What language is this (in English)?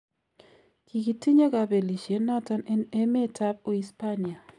Kalenjin